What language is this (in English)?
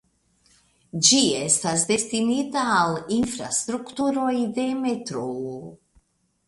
Esperanto